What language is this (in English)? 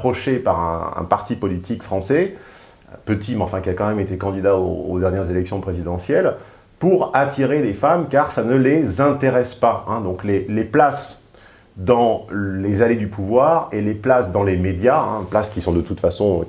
French